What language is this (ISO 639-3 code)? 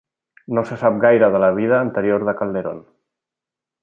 cat